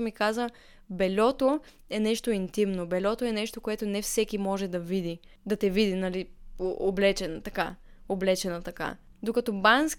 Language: Bulgarian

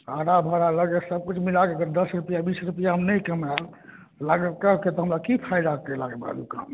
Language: Maithili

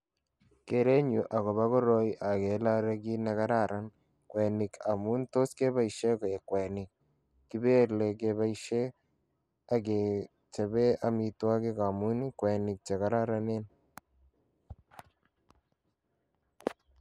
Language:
Kalenjin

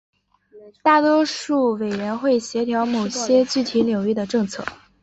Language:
Chinese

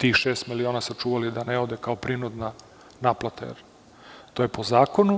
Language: Serbian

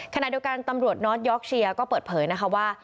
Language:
Thai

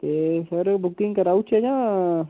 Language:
Dogri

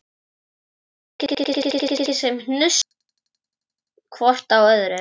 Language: Icelandic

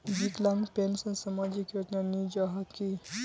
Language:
Magahi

